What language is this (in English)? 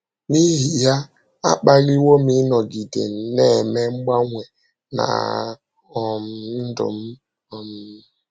Igbo